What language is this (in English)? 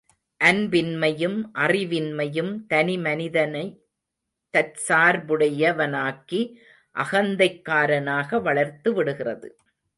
Tamil